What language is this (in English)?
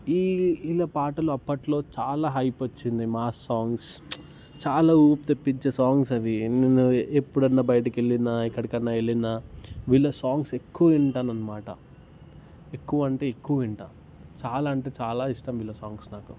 Telugu